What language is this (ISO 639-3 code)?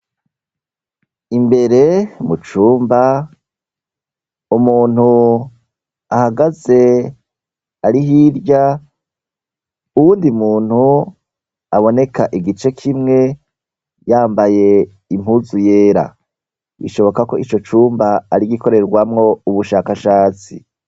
run